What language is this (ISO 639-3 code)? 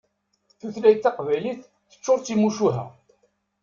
kab